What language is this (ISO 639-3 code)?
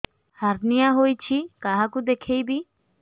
ori